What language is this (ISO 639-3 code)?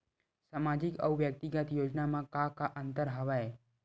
hne